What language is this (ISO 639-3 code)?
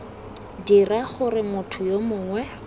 tsn